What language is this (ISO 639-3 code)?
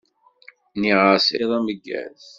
kab